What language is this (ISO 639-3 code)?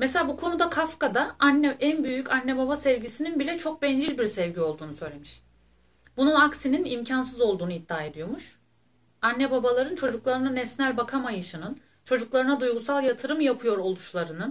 tur